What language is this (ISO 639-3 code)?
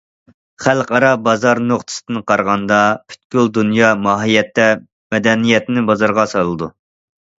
uig